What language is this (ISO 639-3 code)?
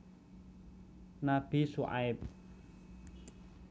jav